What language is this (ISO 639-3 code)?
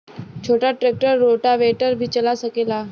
bho